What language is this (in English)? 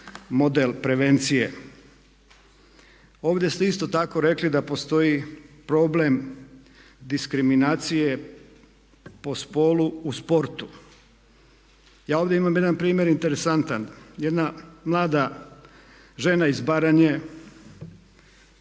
Croatian